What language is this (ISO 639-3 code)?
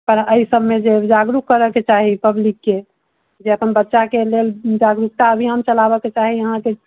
mai